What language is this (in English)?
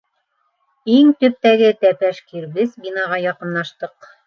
Bashkir